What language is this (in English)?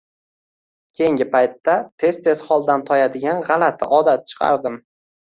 Uzbek